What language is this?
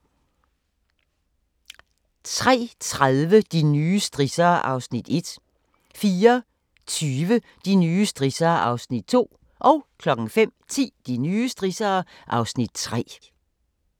Danish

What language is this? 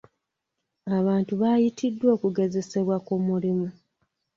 Ganda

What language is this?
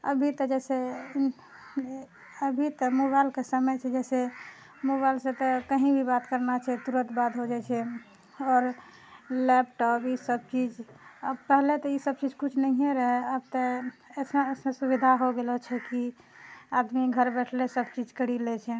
Maithili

